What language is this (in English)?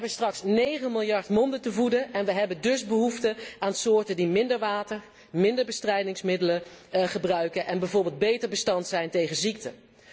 Dutch